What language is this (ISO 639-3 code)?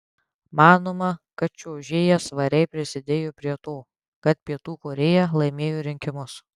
lit